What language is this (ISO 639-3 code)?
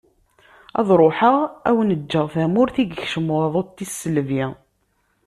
kab